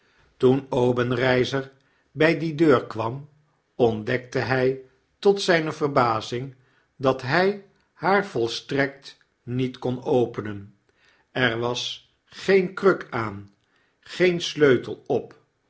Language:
Dutch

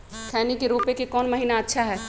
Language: Magahi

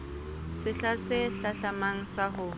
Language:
Southern Sotho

